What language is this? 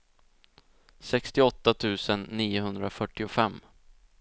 Swedish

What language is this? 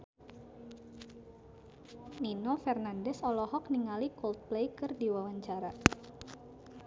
Sundanese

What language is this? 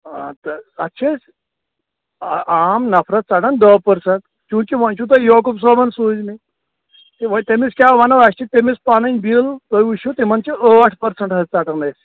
Kashmiri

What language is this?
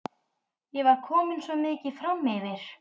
Icelandic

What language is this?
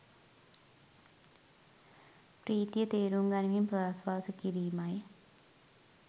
Sinhala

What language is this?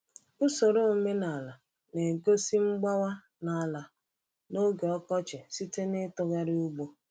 Igbo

